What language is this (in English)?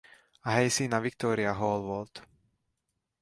Hungarian